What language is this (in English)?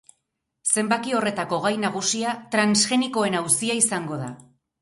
Basque